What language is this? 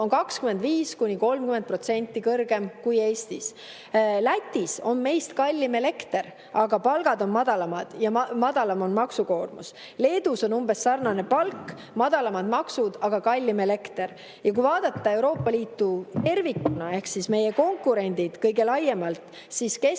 Estonian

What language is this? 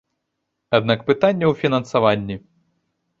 Belarusian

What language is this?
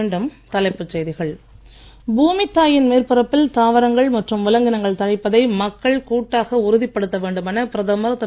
Tamil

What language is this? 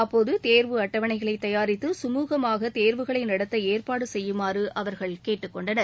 Tamil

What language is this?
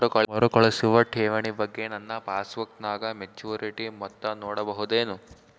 Kannada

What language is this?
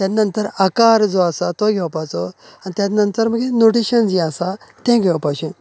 Konkani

